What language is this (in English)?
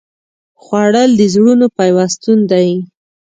Pashto